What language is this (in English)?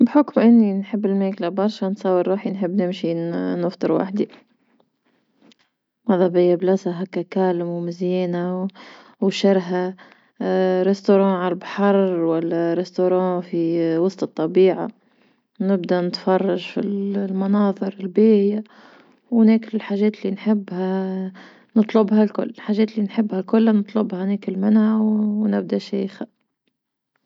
Tunisian Arabic